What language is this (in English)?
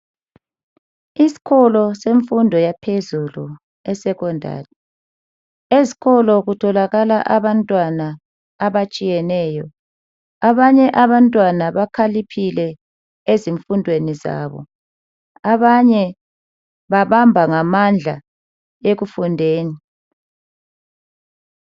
North Ndebele